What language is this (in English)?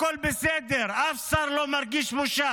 Hebrew